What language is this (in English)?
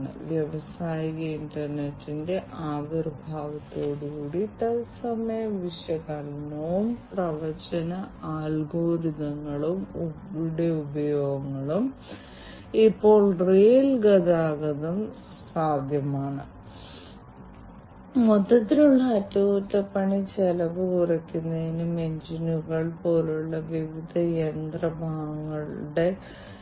Malayalam